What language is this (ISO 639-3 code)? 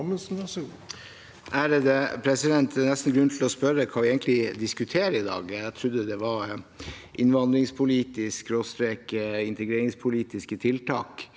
nor